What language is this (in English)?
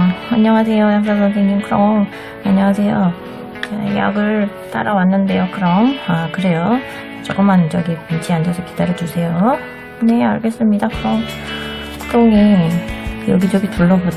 Korean